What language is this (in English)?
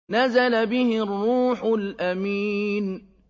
Arabic